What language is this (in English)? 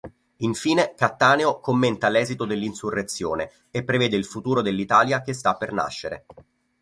Italian